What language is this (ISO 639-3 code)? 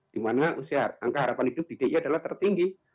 ind